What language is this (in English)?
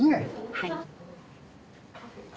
Japanese